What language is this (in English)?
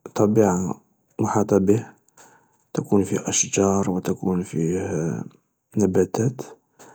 Algerian Arabic